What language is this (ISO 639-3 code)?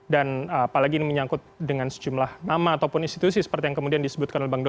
ind